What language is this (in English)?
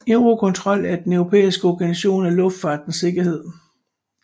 Danish